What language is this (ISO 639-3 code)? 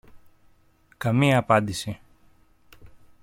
ell